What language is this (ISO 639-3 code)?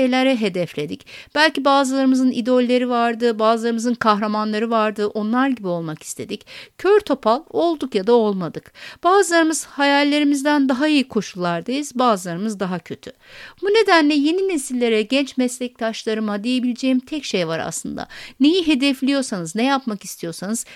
tur